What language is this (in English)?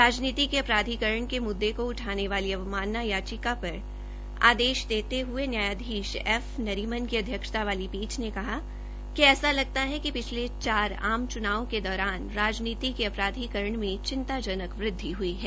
Hindi